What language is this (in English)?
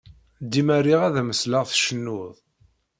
Kabyle